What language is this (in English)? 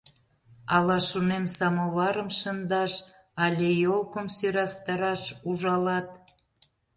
Mari